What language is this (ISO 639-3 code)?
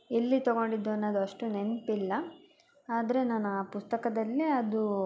kan